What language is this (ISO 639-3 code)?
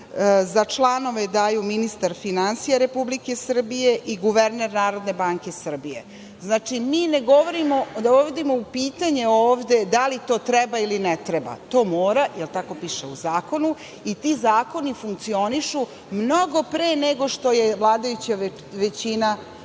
srp